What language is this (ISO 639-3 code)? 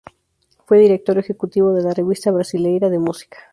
spa